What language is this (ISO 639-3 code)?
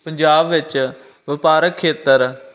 pan